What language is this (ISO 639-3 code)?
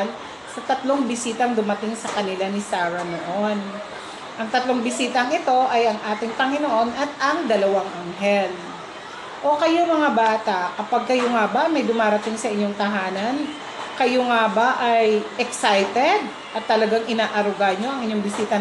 fil